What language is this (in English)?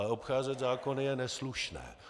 Czech